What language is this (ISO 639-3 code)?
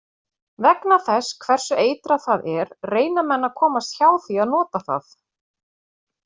isl